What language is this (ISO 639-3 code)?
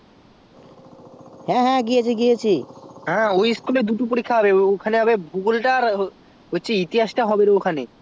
ben